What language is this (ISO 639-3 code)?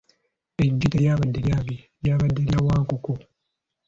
lug